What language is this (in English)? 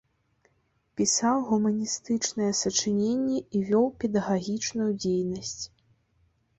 Belarusian